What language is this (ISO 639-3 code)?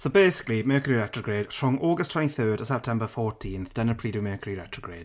cym